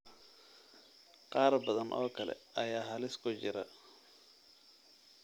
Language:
Somali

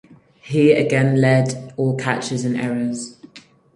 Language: English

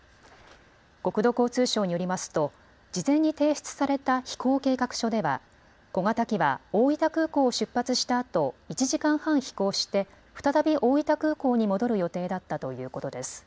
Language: Japanese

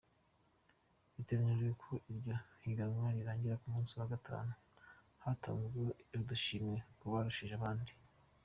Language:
Kinyarwanda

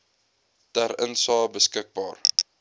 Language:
Afrikaans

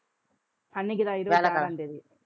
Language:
Tamil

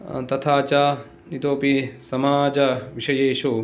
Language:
Sanskrit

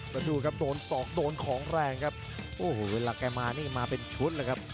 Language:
Thai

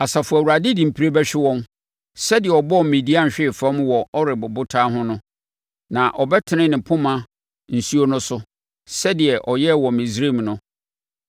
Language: Akan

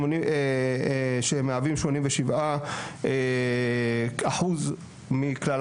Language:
Hebrew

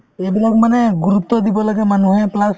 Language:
Assamese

